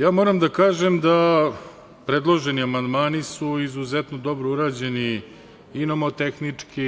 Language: Serbian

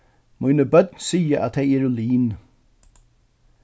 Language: Faroese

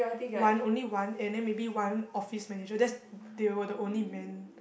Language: English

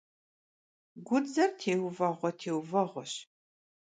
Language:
Kabardian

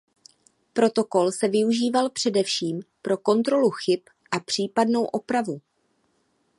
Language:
Czech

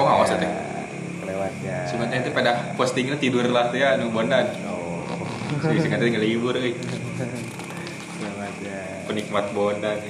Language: Indonesian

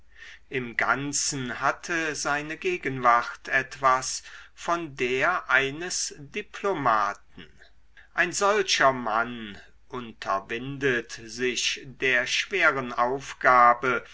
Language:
German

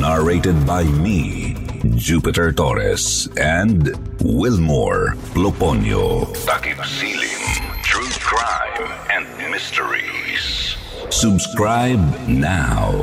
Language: Filipino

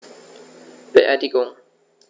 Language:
German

